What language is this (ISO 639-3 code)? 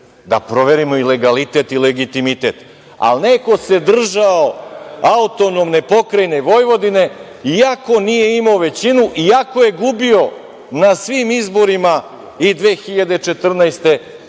srp